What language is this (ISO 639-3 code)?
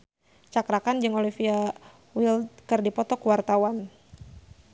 sun